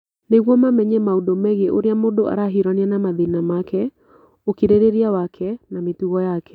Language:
Kikuyu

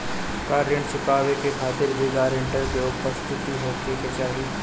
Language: Bhojpuri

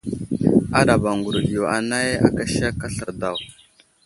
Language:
Wuzlam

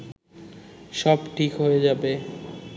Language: Bangla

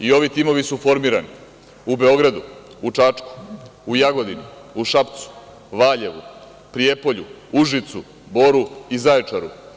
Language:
Serbian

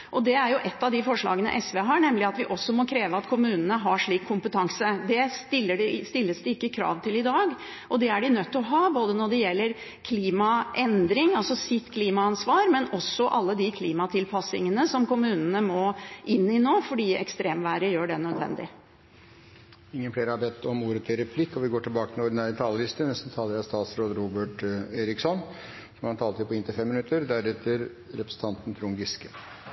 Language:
Norwegian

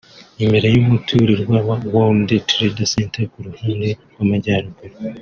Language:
Kinyarwanda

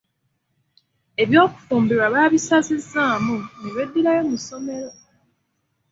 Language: Ganda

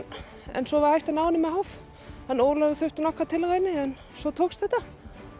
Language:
Icelandic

